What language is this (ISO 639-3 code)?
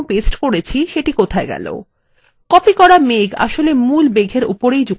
ben